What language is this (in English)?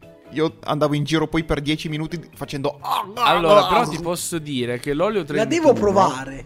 Italian